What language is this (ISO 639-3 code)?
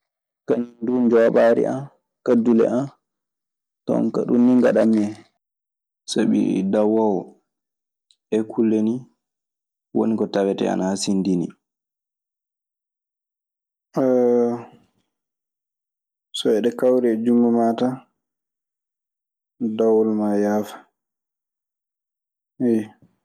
ffm